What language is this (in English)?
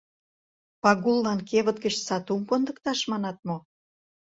Mari